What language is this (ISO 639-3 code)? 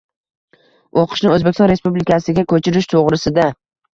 uzb